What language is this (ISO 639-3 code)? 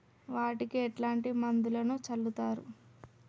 tel